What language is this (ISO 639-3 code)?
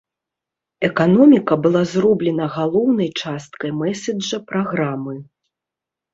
bel